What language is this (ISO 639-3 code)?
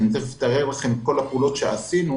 heb